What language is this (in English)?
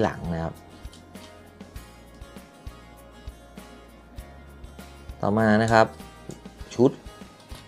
Thai